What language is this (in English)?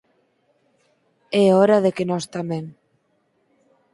Galician